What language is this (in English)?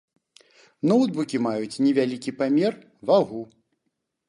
Belarusian